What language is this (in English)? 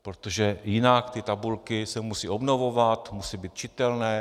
Czech